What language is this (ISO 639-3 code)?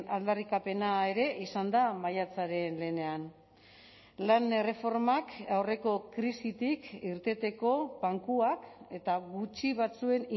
eus